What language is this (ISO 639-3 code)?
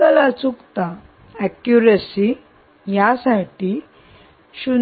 mar